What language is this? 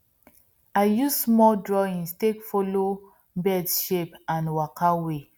Nigerian Pidgin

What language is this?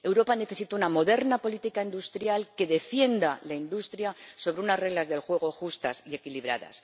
Spanish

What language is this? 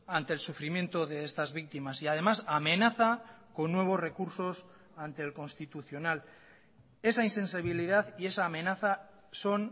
Spanish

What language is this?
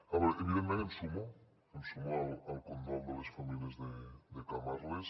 Catalan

